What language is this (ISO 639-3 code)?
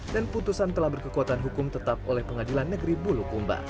ind